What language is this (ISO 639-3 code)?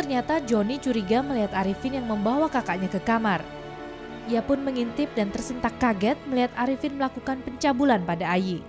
ind